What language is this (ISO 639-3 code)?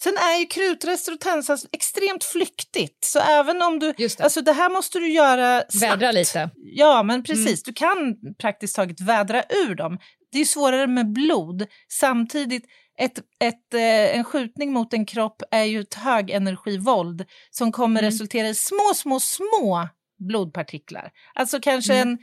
swe